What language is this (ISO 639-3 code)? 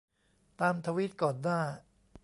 tha